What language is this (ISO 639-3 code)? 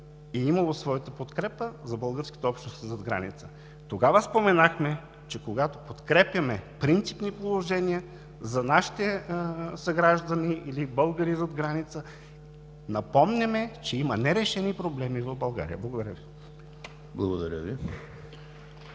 bul